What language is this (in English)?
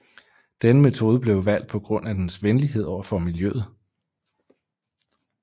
Danish